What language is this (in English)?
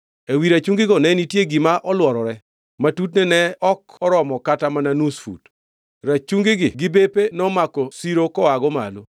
Luo (Kenya and Tanzania)